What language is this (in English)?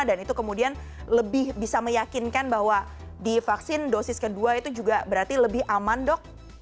Indonesian